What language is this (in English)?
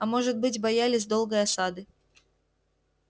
Russian